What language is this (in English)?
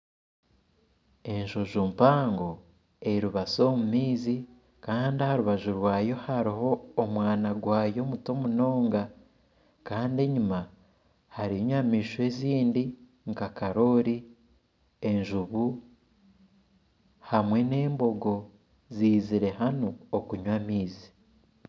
Nyankole